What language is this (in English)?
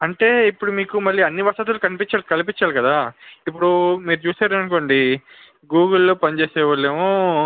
Telugu